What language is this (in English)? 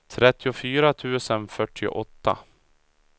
Swedish